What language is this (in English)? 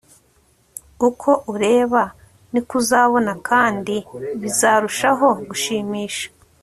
Kinyarwanda